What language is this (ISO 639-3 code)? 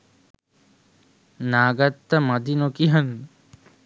sin